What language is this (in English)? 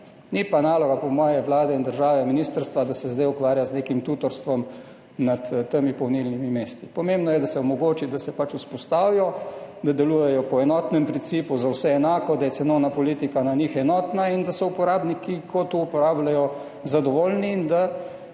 Slovenian